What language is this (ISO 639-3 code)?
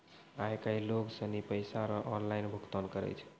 mai